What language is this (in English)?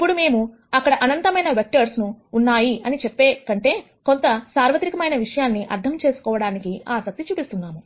Telugu